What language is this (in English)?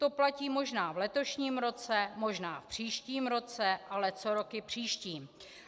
Czech